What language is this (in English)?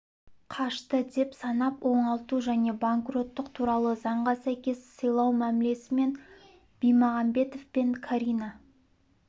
Kazakh